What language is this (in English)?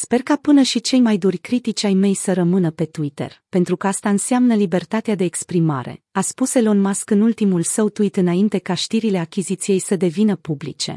Romanian